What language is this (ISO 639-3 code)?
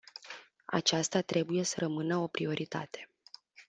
ron